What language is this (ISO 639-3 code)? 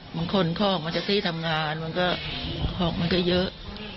tha